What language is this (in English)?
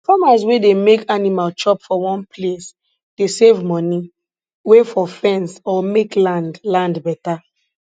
Nigerian Pidgin